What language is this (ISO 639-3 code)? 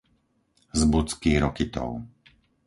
slk